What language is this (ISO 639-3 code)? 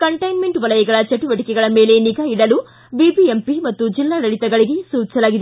kan